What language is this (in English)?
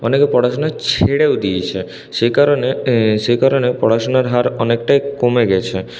Bangla